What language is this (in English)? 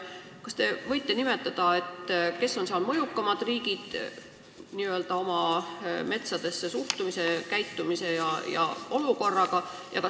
Estonian